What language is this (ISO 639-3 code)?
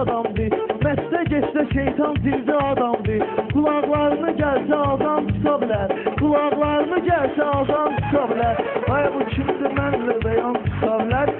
tur